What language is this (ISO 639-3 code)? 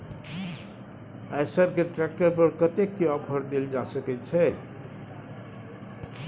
mai